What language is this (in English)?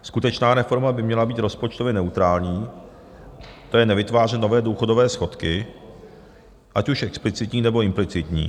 Czech